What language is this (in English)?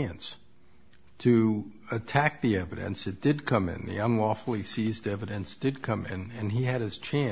English